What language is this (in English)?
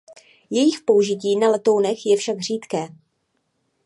Czech